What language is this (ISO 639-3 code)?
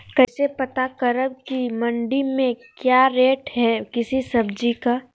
mag